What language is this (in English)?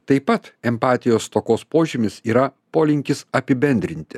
Lithuanian